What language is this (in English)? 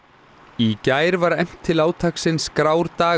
Icelandic